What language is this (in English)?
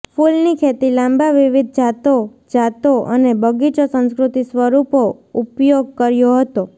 Gujarati